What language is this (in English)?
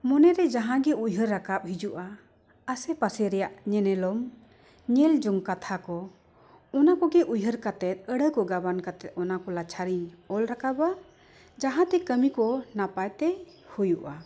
Santali